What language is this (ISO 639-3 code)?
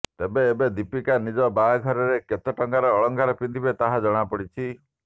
ori